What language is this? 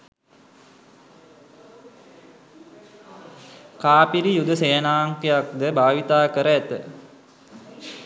Sinhala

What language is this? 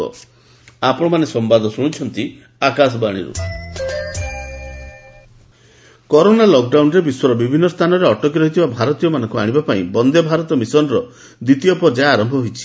Odia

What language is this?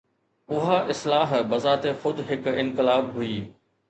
Sindhi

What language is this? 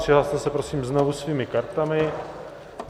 Czech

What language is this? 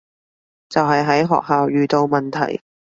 Cantonese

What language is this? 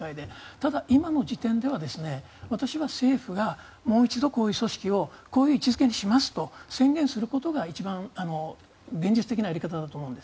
Japanese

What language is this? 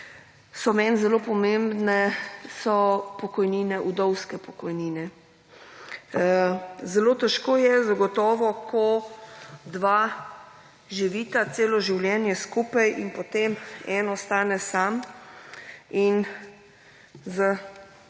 Slovenian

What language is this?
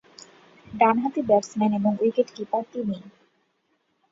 Bangla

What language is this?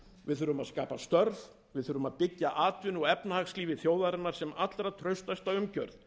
Icelandic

